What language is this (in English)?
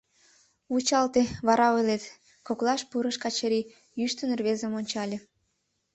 Mari